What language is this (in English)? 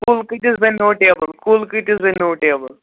Kashmiri